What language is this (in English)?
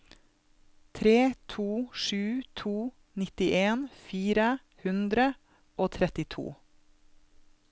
Norwegian